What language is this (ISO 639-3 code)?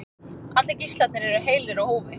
isl